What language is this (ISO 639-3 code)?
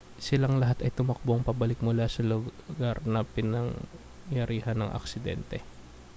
fil